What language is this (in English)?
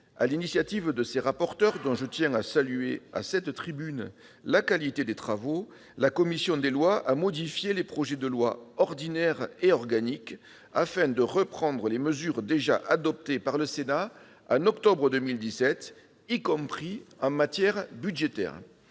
French